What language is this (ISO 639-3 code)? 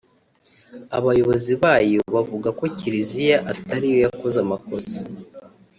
kin